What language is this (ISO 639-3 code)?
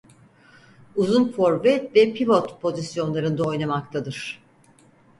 tur